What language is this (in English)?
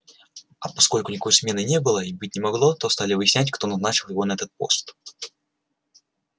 Russian